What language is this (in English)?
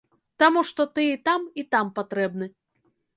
Belarusian